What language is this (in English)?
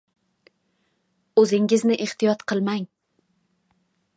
Uzbek